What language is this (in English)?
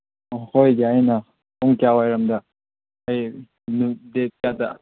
Manipuri